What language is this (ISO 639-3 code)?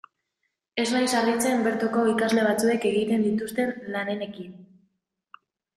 eus